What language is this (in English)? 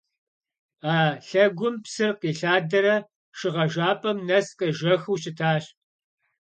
Kabardian